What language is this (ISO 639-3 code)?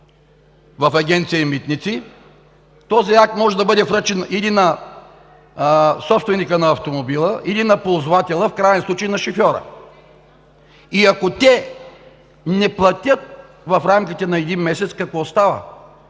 bul